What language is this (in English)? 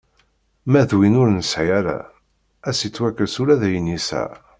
Kabyle